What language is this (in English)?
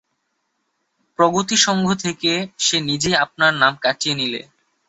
Bangla